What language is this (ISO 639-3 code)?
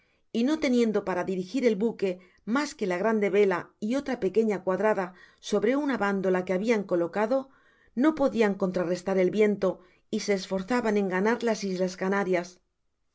spa